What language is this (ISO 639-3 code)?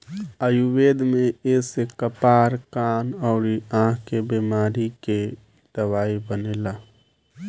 bho